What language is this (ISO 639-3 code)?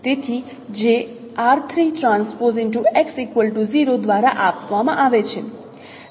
guj